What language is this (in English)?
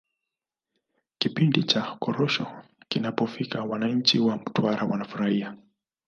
Swahili